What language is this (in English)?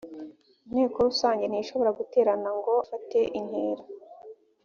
Kinyarwanda